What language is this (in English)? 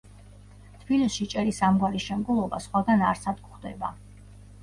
Georgian